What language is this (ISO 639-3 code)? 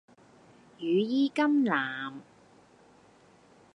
yue